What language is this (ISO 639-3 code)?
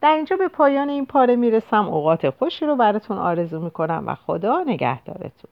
fas